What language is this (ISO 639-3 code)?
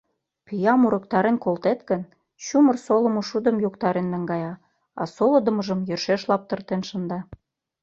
chm